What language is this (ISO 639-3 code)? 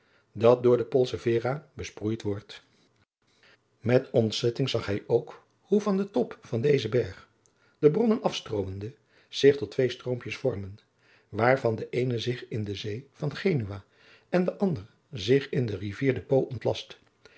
nld